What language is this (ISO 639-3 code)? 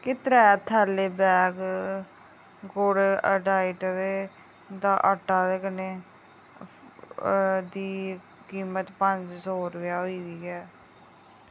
doi